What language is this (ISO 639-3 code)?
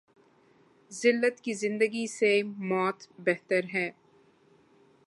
urd